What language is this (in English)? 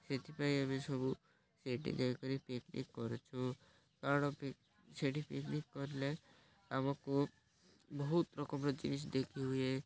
Odia